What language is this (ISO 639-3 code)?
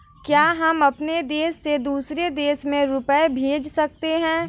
hin